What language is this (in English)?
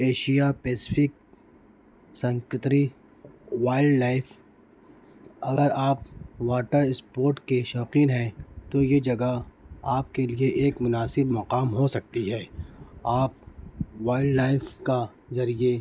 Urdu